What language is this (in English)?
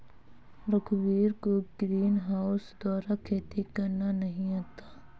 Hindi